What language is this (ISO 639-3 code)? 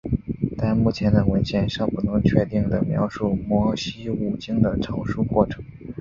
zho